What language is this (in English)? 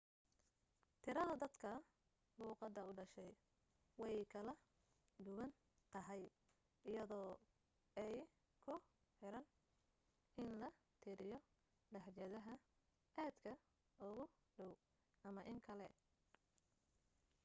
Somali